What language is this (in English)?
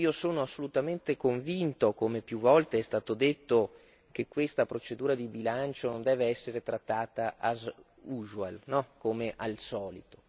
Italian